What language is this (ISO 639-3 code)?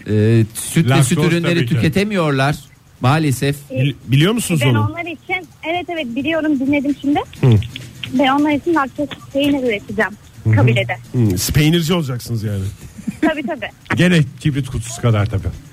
tur